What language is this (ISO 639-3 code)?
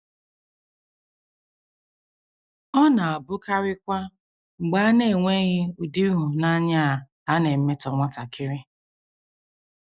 ibo